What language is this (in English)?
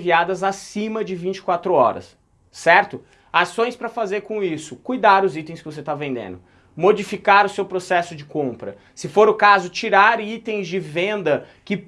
Portuguese